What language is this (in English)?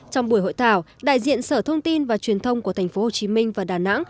Vietnamese